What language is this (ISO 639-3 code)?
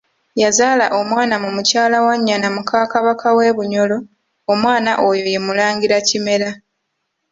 lug